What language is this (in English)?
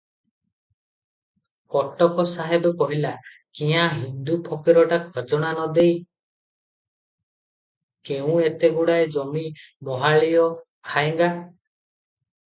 Odia